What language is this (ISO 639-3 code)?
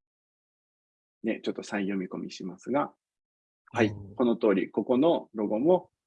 jpn